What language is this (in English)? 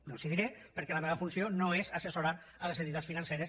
Catalan